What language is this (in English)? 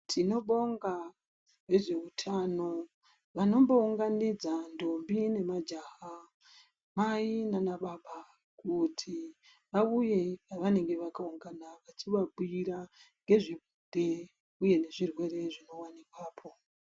Ndau